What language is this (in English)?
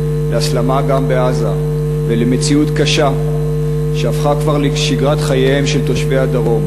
Hebrew